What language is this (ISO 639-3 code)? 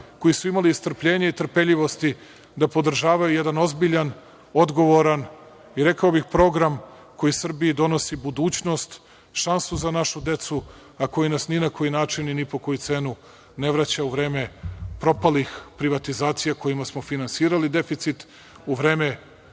srp